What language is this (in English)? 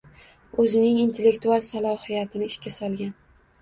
Uzbek